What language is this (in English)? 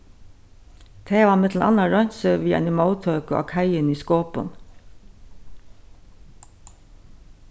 Faroese